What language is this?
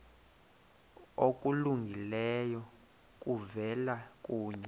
Xhosa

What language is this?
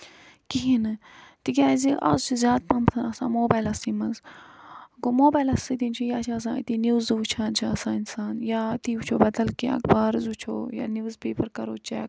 Kashmiri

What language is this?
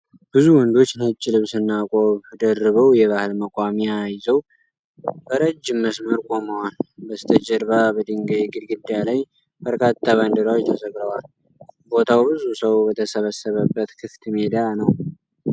Amharic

